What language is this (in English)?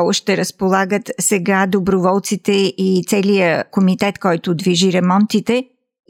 Bulgarian